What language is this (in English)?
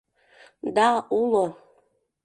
Mari